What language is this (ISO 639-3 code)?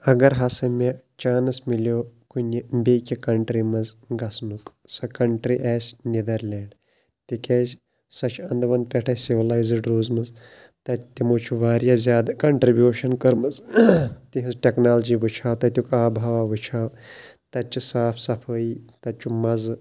kas